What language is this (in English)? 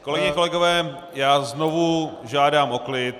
Czech